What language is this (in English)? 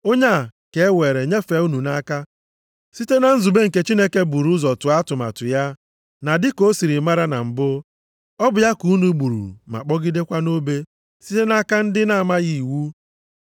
Igbo